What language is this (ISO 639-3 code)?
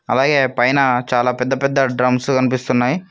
tel